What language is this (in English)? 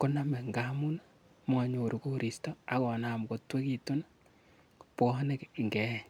Kalenjin